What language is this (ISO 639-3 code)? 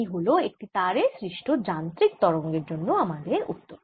ben